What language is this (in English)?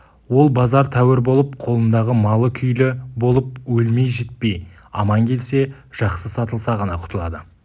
Kazakh